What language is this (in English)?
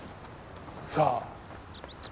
Japanese